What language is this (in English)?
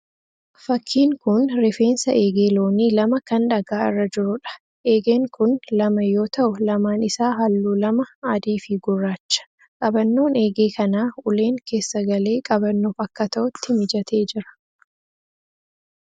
Oromo